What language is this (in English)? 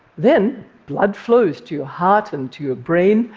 English